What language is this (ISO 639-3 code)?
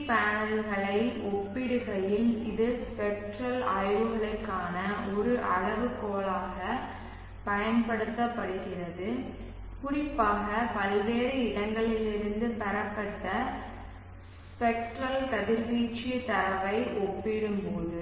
tam